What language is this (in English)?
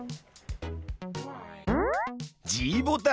Japanese